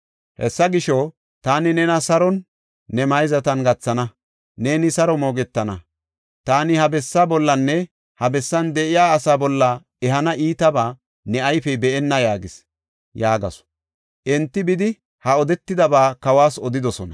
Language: Gofa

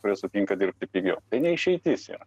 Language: Lithuanian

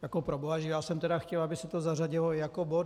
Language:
Czech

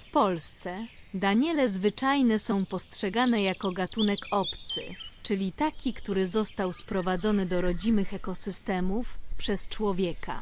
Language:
Polish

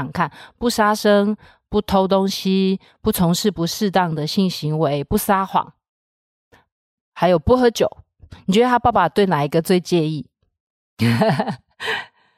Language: Chinese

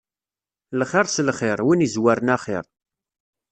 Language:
Kabyle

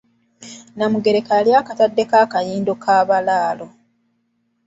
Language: Ganda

